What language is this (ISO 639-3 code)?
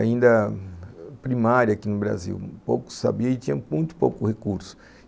por